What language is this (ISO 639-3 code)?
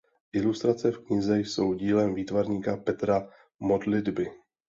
ces